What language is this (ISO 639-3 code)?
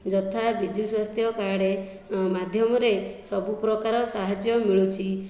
ori